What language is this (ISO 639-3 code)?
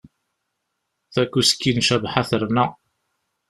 kab